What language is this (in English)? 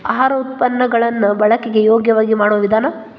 Kannada